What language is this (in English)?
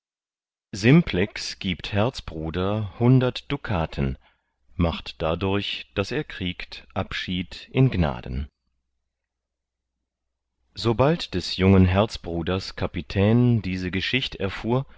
German